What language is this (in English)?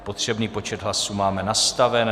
Czech